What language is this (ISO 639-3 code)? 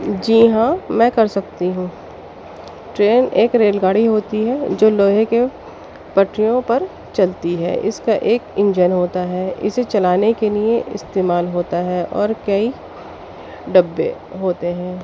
urd